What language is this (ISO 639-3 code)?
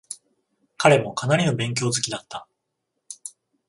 jpn